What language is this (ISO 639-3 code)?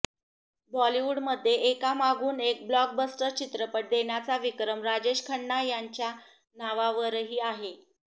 mar